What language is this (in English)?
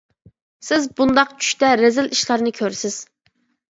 Uyghur